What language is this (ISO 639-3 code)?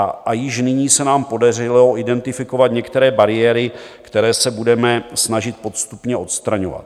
ces